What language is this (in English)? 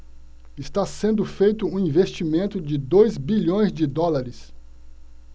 Portuguese